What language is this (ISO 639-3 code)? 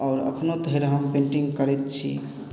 mai